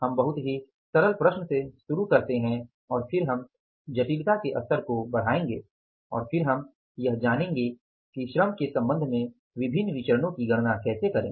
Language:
Hindi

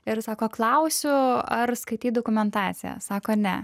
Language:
Lithuanian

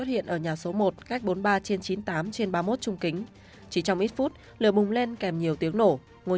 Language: Vietnamese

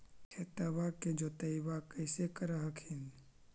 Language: Magahi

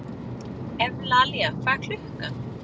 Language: Icelandic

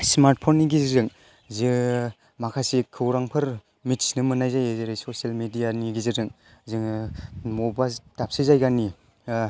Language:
Bodo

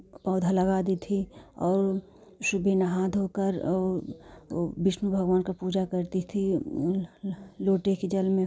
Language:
Hindi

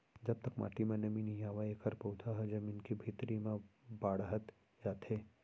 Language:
Chhattisgarhi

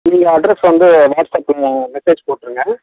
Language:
Tamil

